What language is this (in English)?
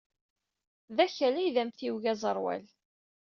Kabyle